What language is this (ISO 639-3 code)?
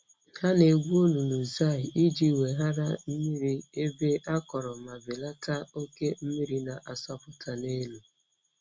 ibo